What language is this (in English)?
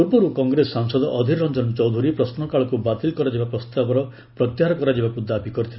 Odia